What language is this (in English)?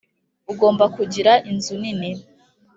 Kinyarwanda